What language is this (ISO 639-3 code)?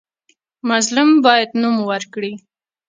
pus